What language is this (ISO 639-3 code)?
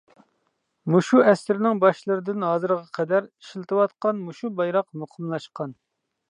uig